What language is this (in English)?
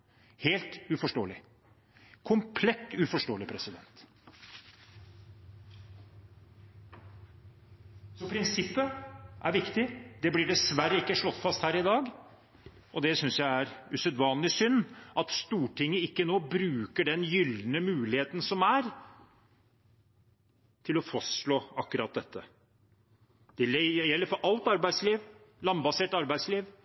Norwegian Bokmål